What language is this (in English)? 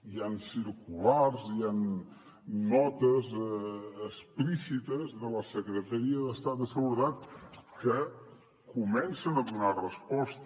Catalan